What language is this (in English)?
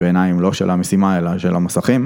Hebrew